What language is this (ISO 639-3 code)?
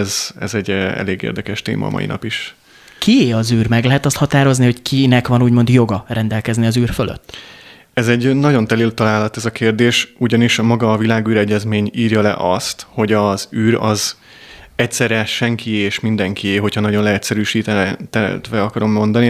hun